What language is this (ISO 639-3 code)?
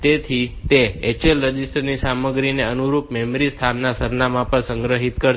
guj